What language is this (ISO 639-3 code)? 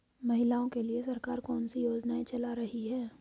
hin